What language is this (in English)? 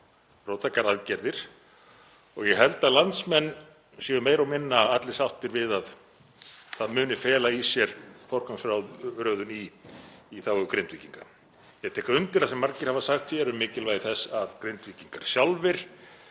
Icelandic